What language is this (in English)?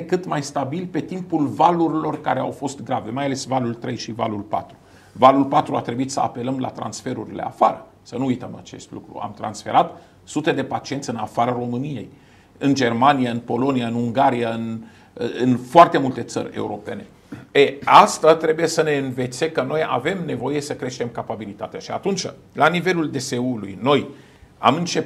Romanian